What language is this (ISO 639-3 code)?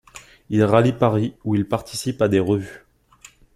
fra